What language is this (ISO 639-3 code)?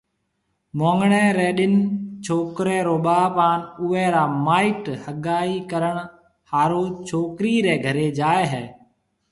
mve